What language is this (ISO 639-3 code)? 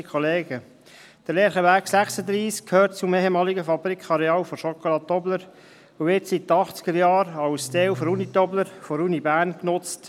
gsw